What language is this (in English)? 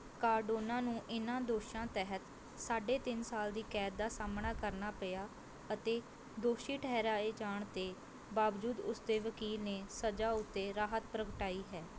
Punjabi